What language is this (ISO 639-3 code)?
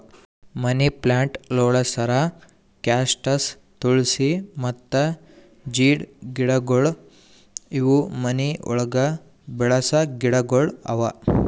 kan